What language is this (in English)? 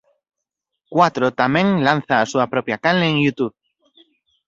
Galician